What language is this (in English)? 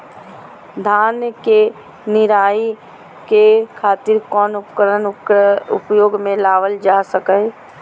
Magahi